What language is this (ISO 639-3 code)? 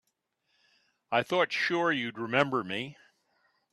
eng